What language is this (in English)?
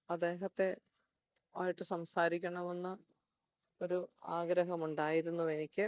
Malayalam